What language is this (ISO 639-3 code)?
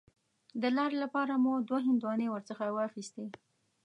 pus